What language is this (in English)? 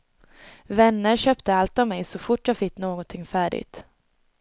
Swedish